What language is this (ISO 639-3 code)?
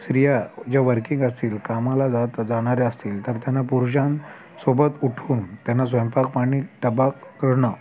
mar